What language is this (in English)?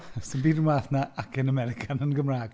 Welsh